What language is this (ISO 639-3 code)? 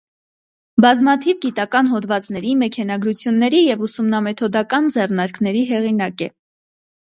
hye